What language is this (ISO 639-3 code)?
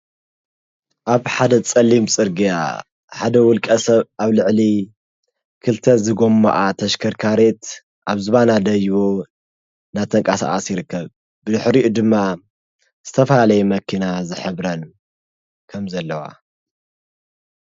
tir